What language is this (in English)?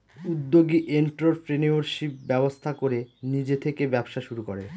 Bangla